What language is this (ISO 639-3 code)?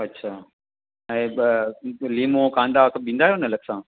snd